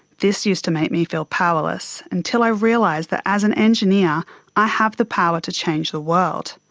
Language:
English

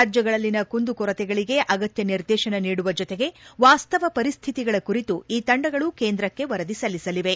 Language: Kannada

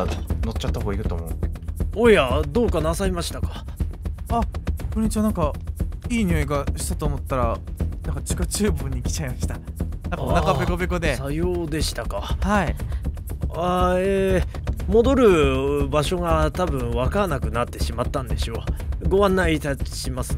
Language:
Japanese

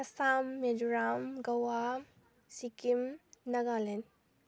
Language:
Manipuri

